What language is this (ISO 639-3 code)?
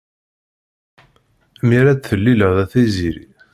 kab